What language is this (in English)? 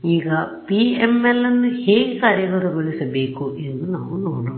Kannada